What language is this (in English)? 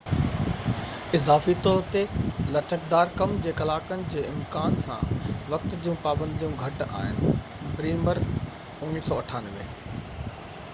Sindhi